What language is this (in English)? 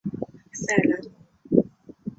Chinese